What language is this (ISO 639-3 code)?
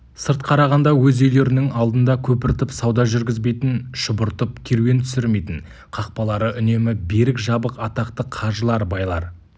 kaz